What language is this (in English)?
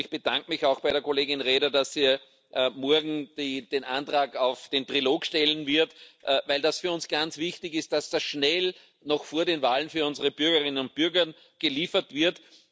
German